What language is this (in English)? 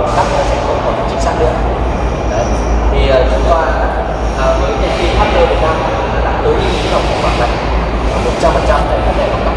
Vietnamese